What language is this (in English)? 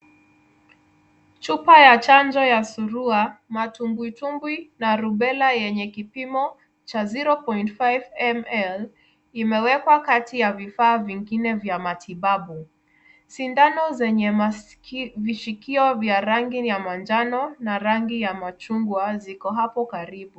Swahili